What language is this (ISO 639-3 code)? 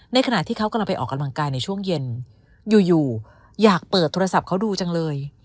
tha